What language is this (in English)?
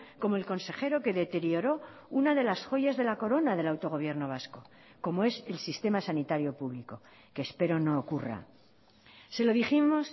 Spanish